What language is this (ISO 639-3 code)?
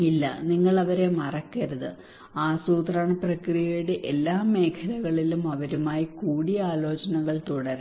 mal